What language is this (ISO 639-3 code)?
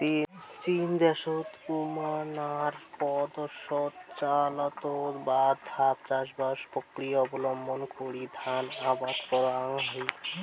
ben